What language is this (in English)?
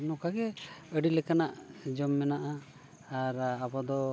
Santali